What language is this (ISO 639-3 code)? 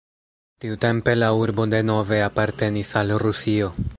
epo